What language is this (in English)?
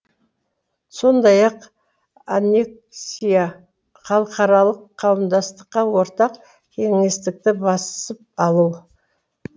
Kazakh